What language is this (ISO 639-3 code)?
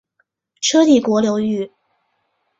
zho